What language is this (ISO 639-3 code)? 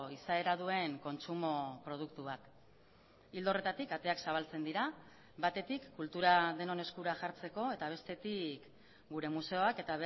eus